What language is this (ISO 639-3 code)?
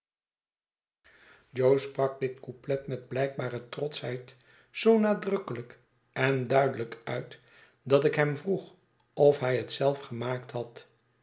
nld